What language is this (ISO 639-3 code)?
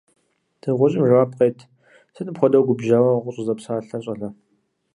kbd